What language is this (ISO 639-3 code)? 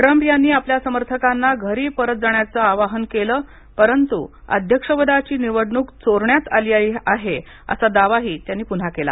mar